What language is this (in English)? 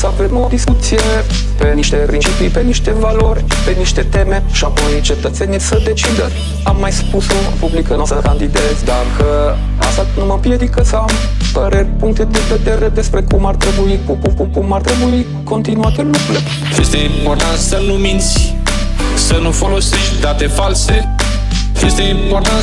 Romanian